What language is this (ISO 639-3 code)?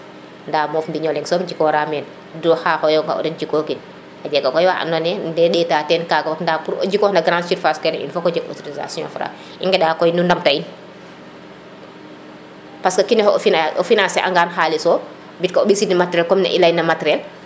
srr